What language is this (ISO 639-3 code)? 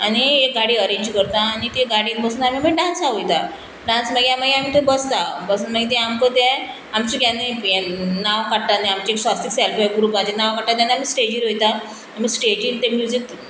kok